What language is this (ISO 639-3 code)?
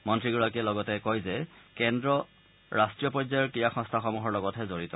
asm